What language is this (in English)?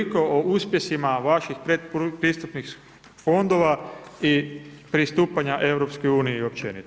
Croatian